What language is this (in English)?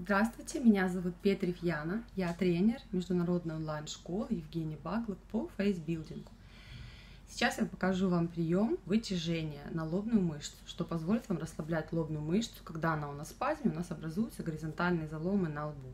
Russian